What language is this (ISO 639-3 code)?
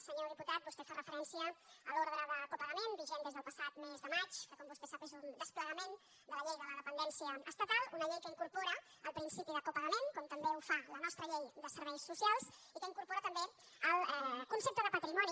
cat